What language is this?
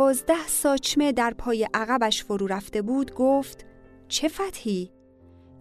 Persian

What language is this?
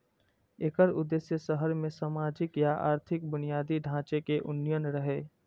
Maithili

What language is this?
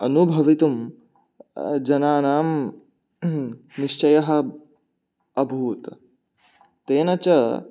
Sanskrit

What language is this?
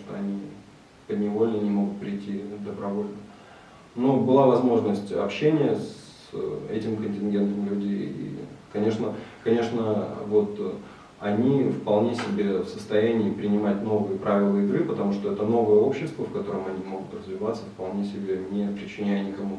Russian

